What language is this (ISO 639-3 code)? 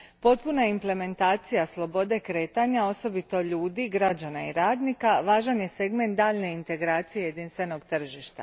hrv